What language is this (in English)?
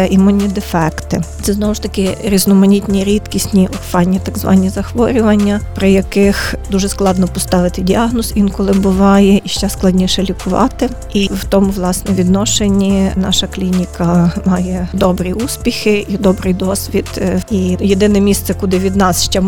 Ukrainian